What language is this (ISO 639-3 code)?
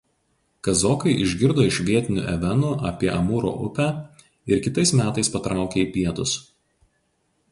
lit